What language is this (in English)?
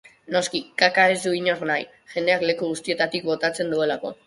Basque